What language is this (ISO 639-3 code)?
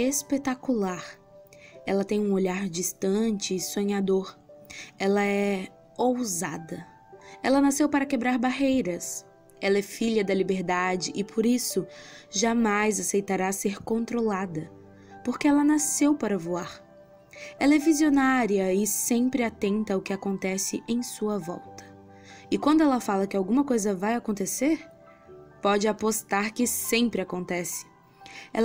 por